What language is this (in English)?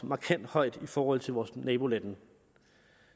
Danish